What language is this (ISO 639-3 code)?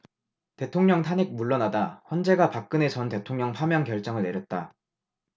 kor